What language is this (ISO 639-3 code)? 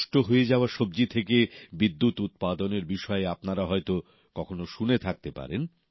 ben